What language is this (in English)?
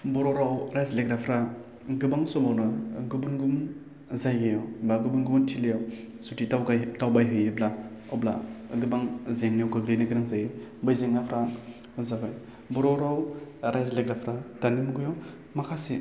Bodo